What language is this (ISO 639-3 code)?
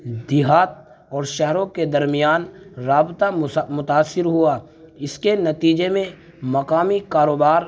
urd